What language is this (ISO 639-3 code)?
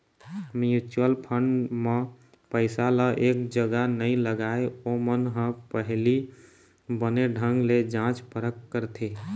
hne